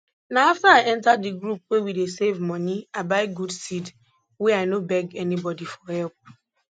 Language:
Nigerian Pidgin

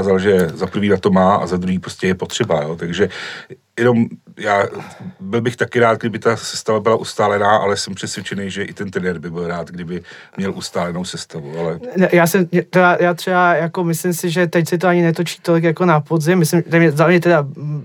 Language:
Czech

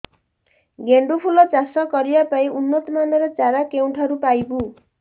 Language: Odia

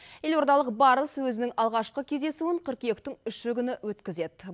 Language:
Kazakh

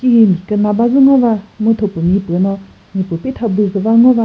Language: Chokri Naga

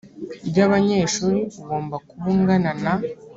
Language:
Kinyarwanda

